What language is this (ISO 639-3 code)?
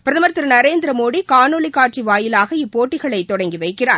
tam